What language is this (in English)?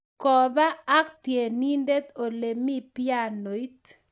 Kalenjin